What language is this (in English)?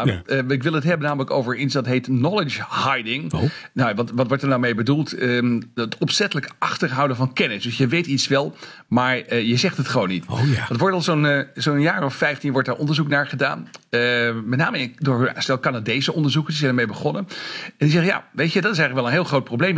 Dutch